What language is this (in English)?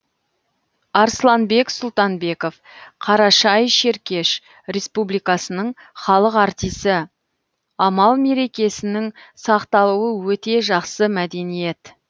Kazakh